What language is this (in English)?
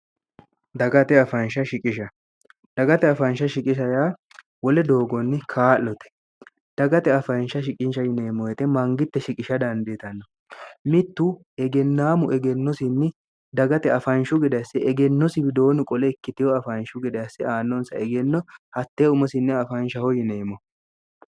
Sidamo